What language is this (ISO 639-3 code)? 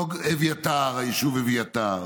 heb